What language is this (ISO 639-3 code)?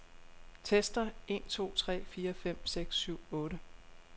dan